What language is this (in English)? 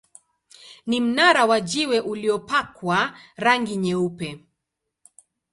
Swahili